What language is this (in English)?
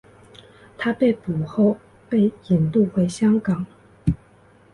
Chinese